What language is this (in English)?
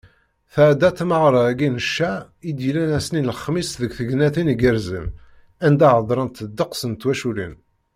Kabyle